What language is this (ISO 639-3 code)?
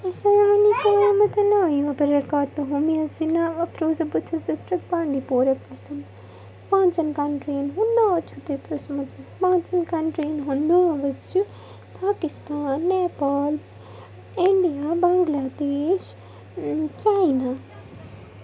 kas